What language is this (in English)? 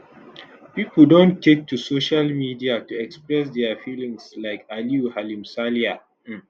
Nigerian Pidgin